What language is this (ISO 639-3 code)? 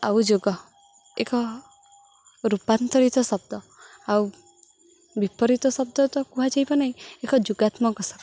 ori